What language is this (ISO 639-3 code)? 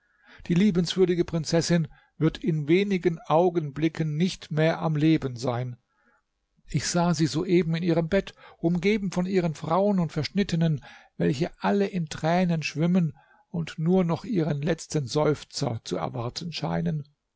deu